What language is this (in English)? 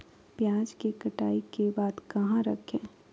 Magahi